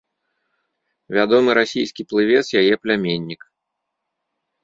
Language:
Belarusian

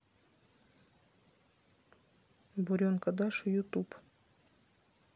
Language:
Russian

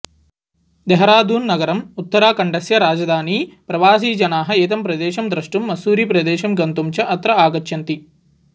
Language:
Sanskrit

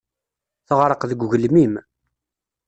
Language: Kabyle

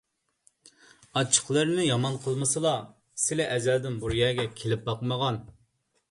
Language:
Uyghur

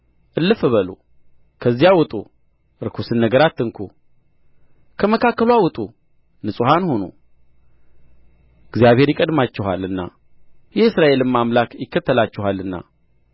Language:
Amharic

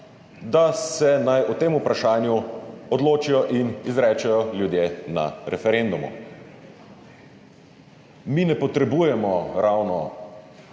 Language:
Slovenian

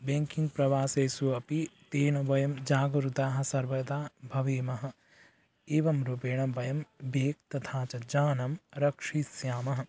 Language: Sanskrit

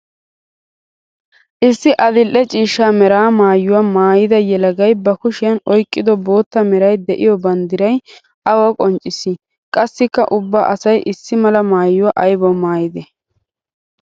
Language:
Wolaytta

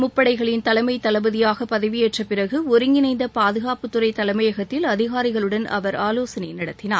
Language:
Tamil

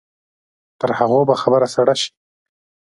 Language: Pashto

